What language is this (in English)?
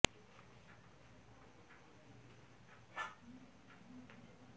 Bangla